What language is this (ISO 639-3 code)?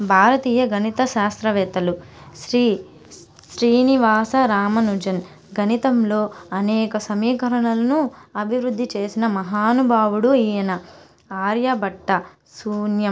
tel